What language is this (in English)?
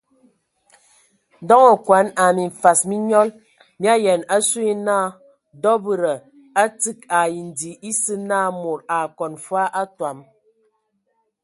Ewondo